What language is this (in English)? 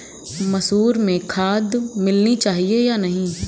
Hindi